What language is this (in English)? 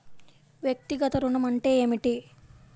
Telugu